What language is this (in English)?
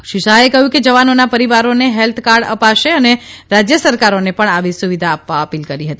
Gujarati